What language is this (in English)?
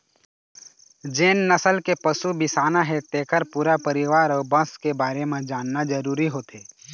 Chhattisgarhi